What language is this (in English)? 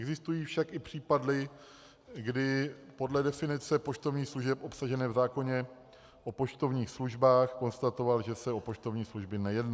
Czech